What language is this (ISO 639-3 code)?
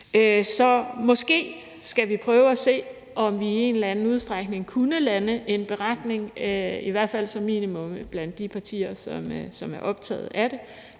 dan